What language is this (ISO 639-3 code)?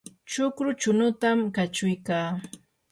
qur